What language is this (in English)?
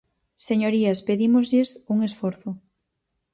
Galician